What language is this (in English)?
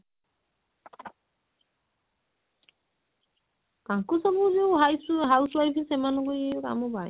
Odia